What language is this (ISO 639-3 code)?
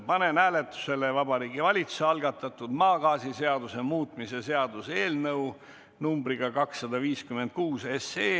est